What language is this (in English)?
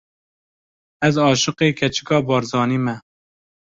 Kurdish